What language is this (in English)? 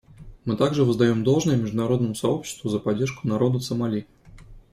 Russian